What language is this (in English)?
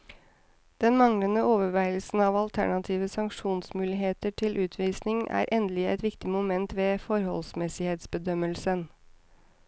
Norwegian